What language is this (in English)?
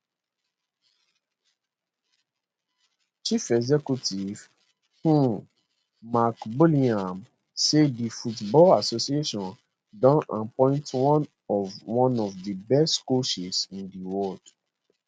Nigerian Pidgin